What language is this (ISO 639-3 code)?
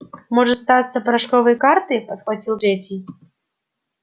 rus